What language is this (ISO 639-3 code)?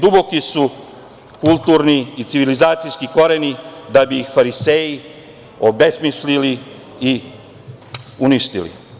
srp